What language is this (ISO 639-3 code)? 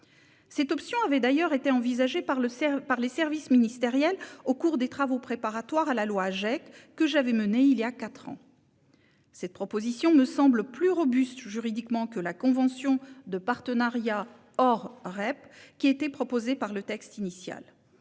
fra